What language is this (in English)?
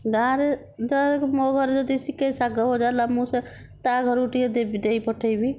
Odia